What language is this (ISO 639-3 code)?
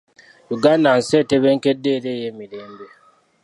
lug